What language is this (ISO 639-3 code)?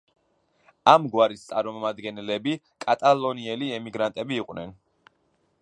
kat